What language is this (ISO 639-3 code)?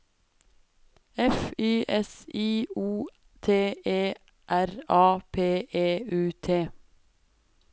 nor